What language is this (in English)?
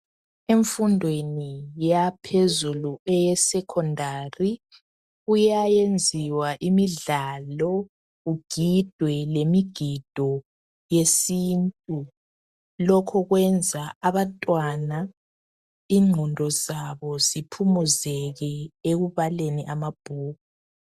North Ndebele